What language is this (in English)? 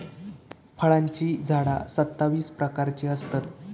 Marathi